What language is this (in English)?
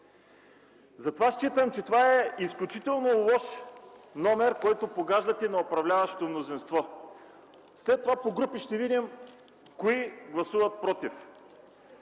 Bulgarian